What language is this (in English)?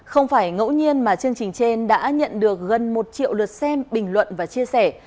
Vietnamese